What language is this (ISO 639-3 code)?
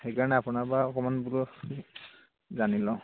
asm